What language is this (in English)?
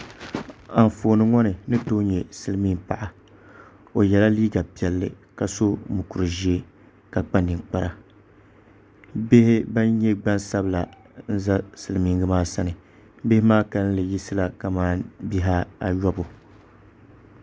Dagbani